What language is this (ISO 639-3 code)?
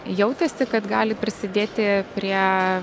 lit